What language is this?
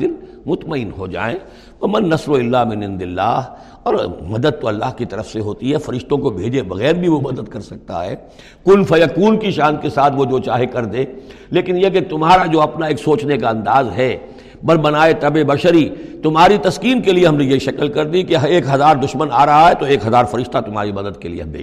Urdu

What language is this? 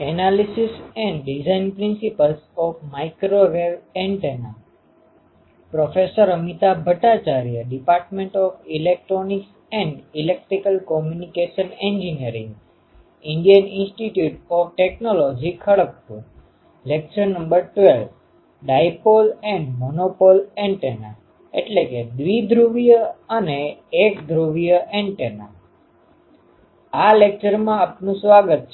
Gujarati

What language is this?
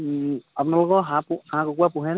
Assamese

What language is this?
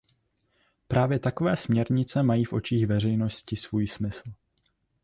Czech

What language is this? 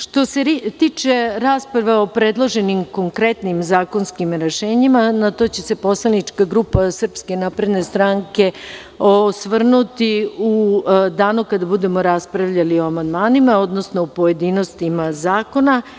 Serbian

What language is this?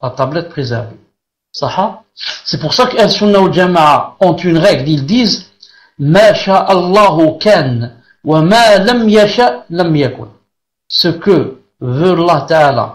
French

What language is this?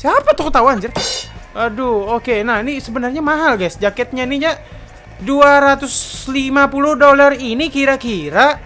Indonesian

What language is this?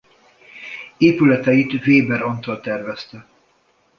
Hungarian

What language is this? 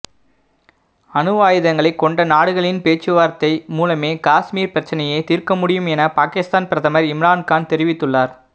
Tamil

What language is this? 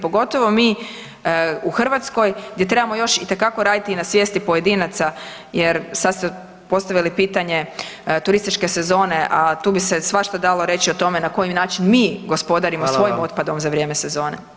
Croatian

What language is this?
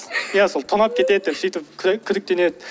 Kazakh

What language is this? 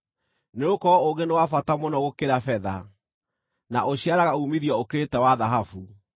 Kikuyu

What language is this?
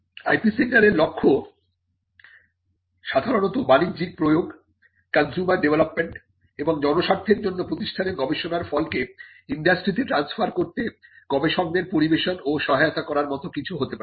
Bangla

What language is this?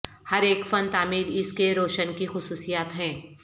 Urdu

